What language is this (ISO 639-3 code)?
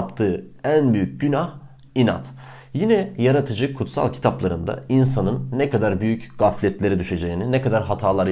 tur